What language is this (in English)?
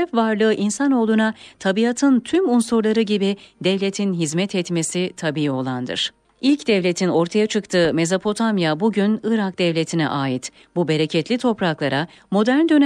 Turkish